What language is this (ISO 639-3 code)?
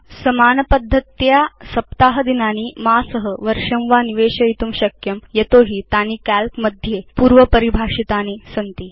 san